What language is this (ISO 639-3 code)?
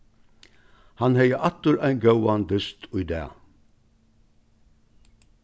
fao